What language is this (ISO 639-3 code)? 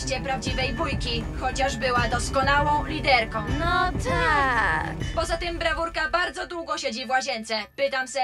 pol